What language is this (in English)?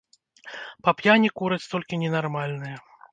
Belarusian